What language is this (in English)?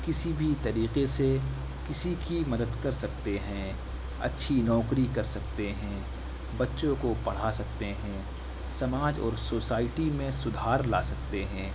Urdu